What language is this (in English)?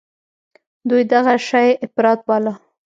Pashto